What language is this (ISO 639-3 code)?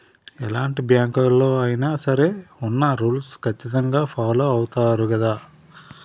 tel